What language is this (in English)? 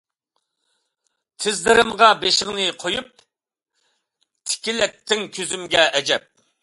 Uyghur